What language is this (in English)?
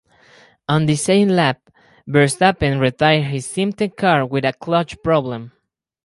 English